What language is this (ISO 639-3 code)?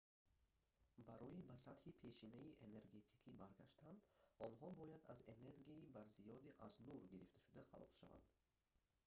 tgk